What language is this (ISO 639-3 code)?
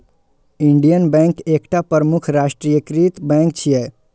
mai